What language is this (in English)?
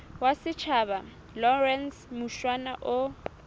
Southern Sotho